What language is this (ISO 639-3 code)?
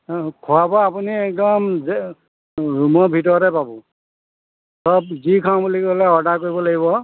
asm